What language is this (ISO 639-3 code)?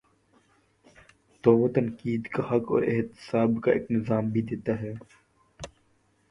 urd